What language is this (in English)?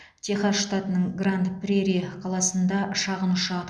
Kazakh